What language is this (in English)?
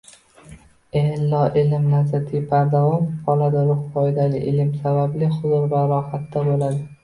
Uzbek